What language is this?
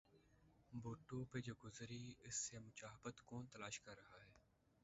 Urdu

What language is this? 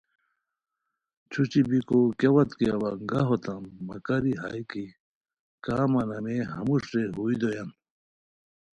Khowar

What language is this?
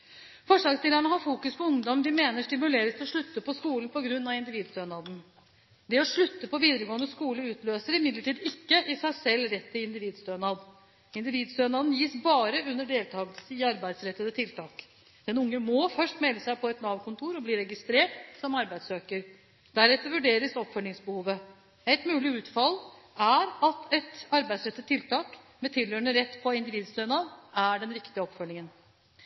Norwegian Bokmål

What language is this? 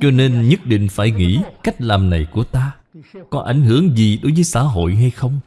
Vietnamese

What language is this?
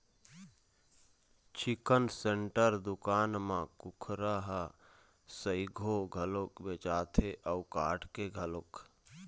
Chhattisgarhi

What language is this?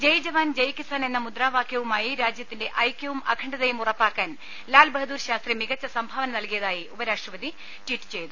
Malayalam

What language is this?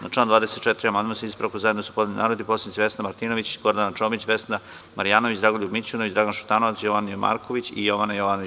Serbian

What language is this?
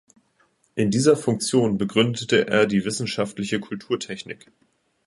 German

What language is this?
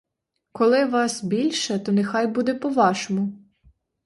Ukrainian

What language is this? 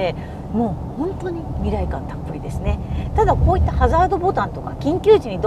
Japanese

